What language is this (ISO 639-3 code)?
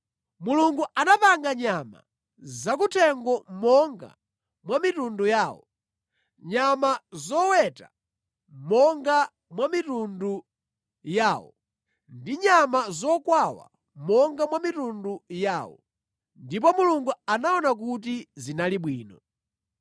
nya